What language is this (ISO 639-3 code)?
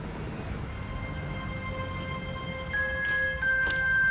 ind